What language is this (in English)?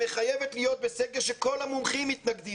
Hebrew